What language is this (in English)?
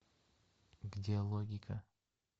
Russian